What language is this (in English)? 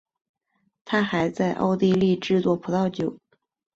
Chinese